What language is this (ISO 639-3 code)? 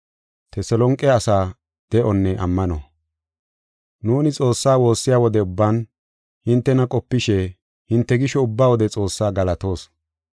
gof